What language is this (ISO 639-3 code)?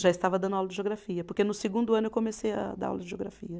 por